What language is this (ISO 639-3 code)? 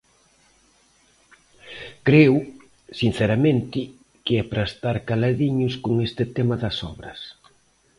glg